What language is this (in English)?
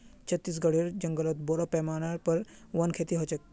Magahi